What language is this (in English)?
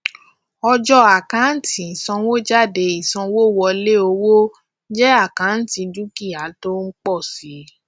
Yoruba